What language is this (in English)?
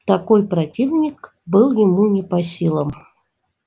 Russian